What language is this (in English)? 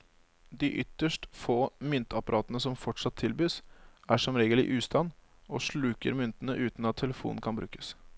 Norwegian